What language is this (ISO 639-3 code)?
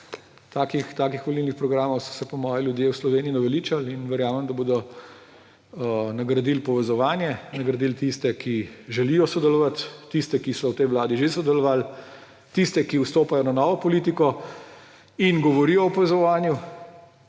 slv